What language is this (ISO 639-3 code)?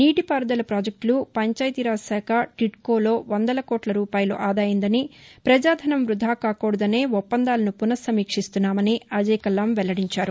tel